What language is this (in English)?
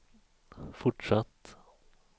Swedish